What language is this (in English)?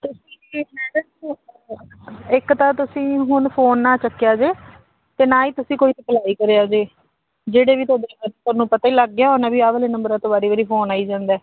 Punjabi